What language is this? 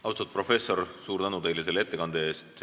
Estonian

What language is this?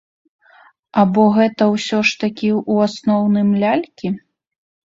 Belarusian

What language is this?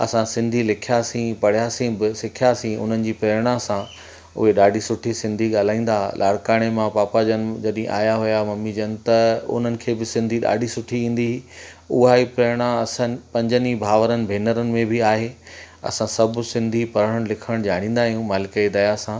Sindhi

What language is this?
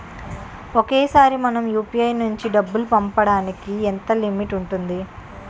Telugu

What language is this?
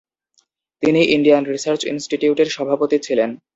Bangla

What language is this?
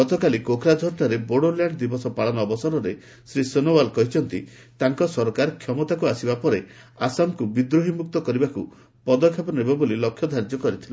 Odia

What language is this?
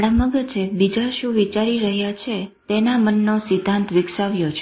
Gujarati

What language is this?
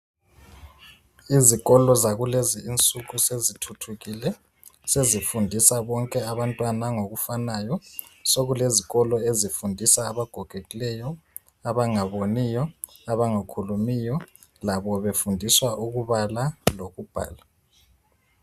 North Ndebele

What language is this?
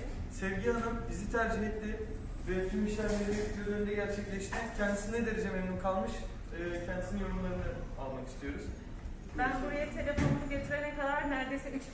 Turkish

